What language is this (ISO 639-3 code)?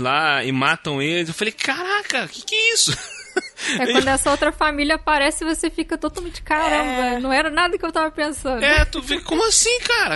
por